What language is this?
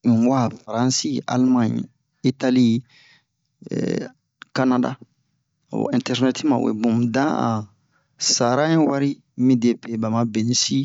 Bomu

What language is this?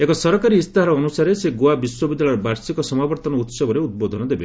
Odia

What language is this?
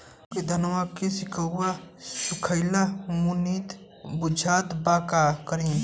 Bhojpuri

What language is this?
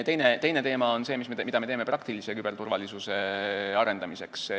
Estonian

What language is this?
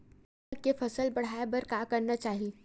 Chhattisgarhi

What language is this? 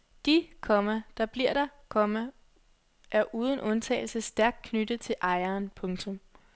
Danish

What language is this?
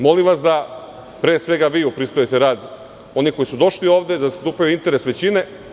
Serbian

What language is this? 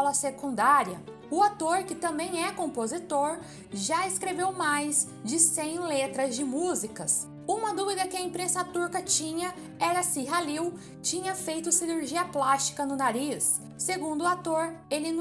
Portuguese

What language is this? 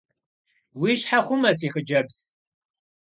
Kabardian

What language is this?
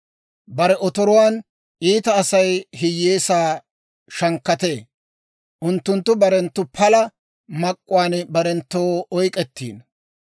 Dawro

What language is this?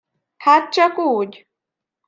Hungarian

